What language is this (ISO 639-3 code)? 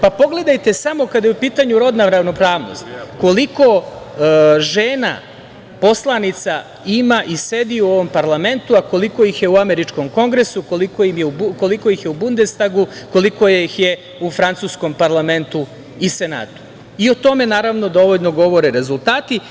srp